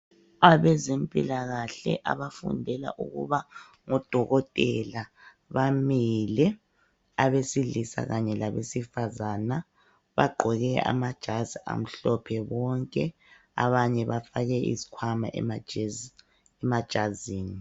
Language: North Ndebele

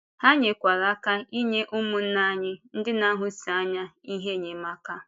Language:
Igbo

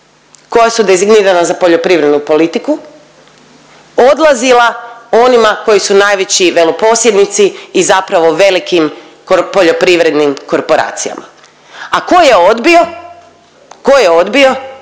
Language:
Croatian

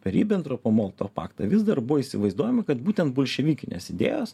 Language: Lithuanian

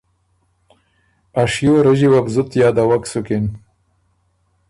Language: Ormuri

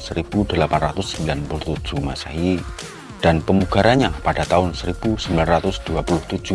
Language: Indonesian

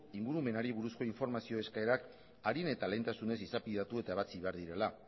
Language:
Basque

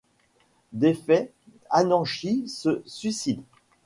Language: French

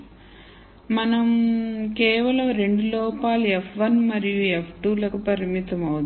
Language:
Telugu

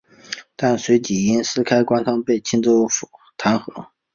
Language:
Chinese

